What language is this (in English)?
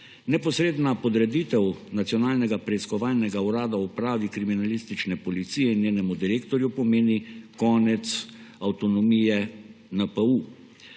Slovenian